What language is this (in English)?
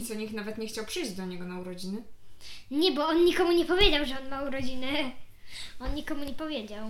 Polish